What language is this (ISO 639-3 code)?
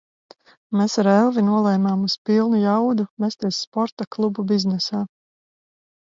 lav